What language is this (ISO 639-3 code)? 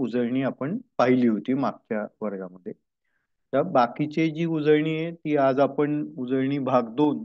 ron